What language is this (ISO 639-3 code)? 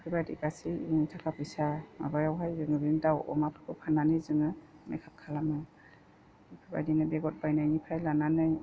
brx